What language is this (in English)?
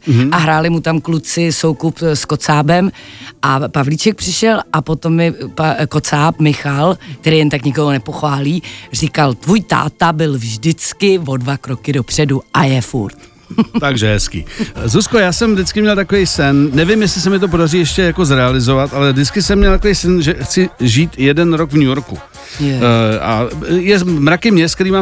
Czech